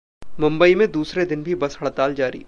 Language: Hindi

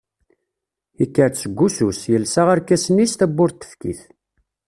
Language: Kabyle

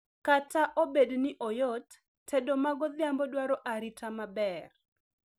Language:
Luo (Kenya and Tanzania)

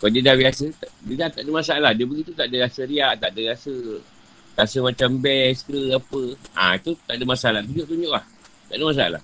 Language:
Malay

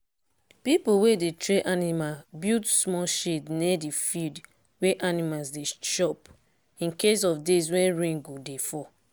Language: Nigerian Pidgin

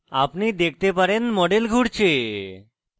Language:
Bangla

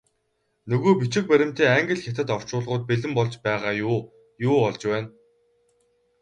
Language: Mongolian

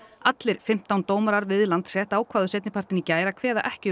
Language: Icelandic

